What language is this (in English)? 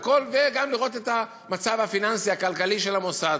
Hebrew